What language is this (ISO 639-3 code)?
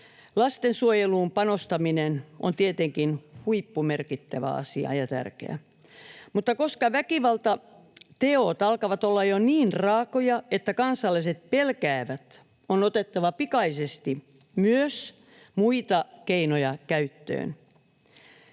fin